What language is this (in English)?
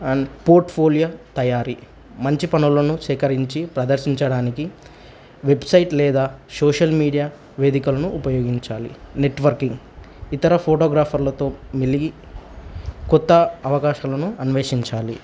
Telugu